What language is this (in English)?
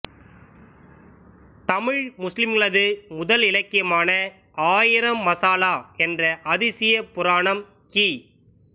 Tamil